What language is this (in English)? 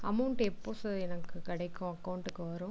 Tamil